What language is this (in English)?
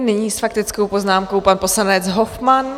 Czech